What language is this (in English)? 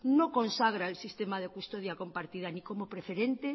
Spanish